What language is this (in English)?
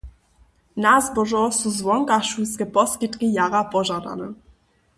Upper Sorbian